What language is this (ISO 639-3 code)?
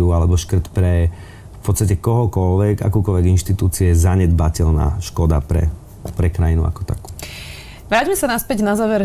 slk